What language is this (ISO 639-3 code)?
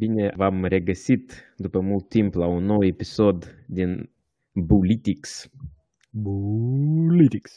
ron